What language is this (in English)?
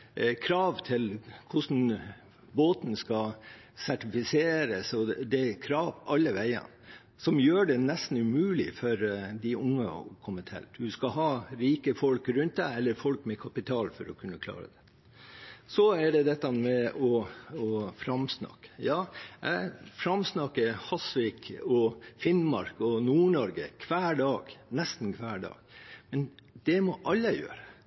Norwegian Bokmål